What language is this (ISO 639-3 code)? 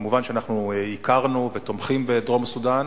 heb